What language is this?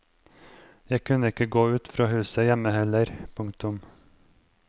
Norwegian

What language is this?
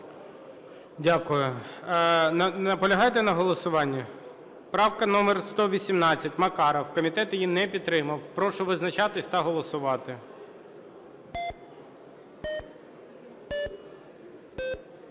Ukrainian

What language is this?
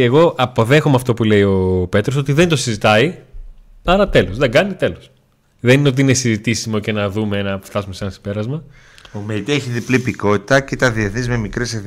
Greek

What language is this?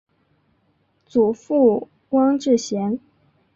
Chinese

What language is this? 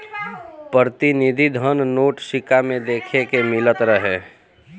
Bhojpuri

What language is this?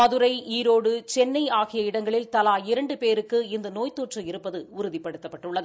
Tamil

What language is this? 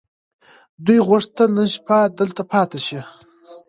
Pashto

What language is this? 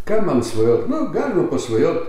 Lithuanian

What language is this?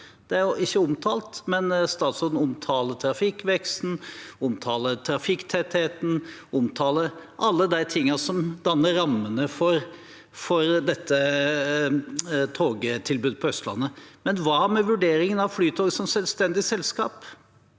Norwegian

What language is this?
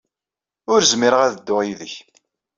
Kabyle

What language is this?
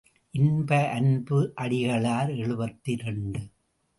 Tamil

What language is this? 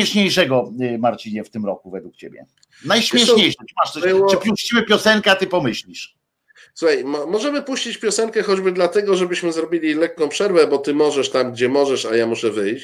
Polish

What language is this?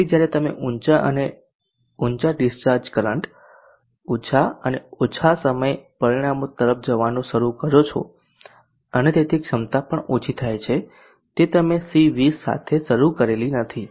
Gujarati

